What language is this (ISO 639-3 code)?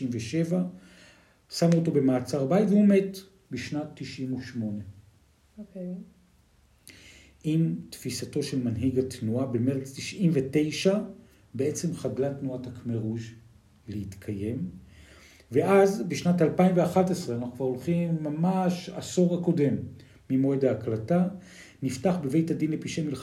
heb